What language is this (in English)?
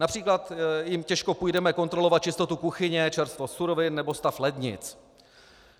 Czech